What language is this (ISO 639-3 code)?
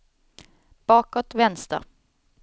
swe